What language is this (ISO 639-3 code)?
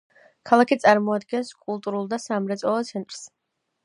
kat